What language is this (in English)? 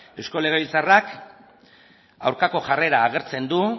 Basque